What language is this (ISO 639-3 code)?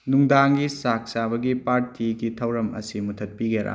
mni